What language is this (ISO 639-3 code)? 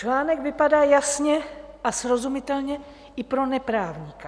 ces